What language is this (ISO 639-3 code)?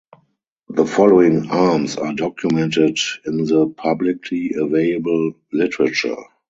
eng